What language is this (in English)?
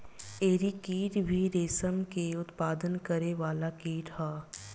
Bhojpuri